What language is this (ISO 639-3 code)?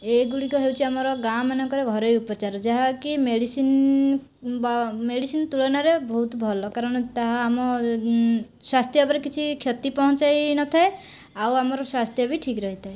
ori